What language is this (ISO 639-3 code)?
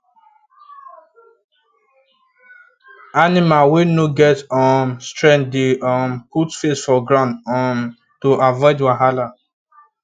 pcm